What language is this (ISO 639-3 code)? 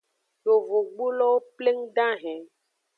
ajg